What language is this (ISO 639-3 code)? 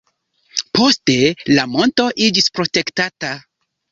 epo